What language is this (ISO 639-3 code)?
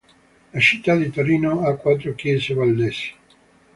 ita